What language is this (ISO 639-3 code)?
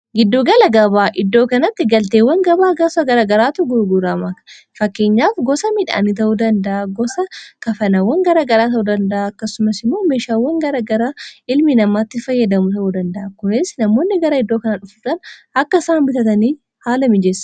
orm